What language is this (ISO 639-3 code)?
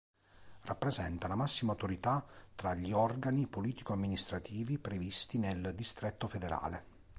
ita